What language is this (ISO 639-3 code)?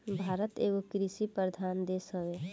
bho